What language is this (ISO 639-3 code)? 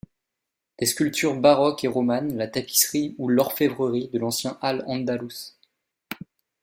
fra